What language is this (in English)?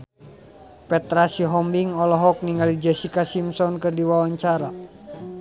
Sundanese